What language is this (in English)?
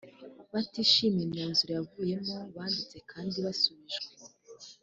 Kinyarwanda